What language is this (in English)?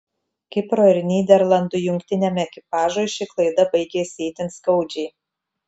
Lithuanian